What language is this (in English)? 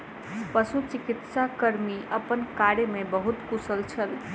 Maithili